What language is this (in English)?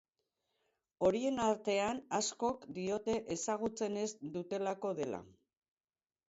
Basque